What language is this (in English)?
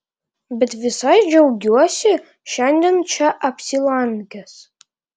Lithuanian